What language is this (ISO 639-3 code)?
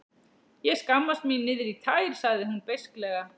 isl